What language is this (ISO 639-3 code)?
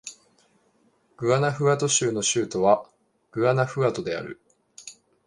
jpn